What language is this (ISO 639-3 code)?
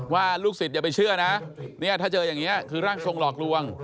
tha